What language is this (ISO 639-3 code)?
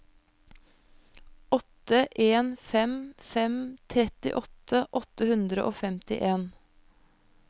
nor